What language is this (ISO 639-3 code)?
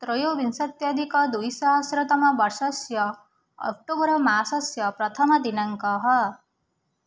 san